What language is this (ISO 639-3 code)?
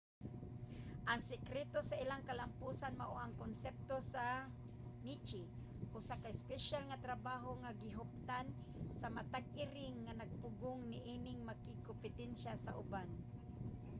ceb